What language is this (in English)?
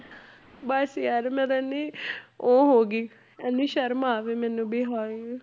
Punjabi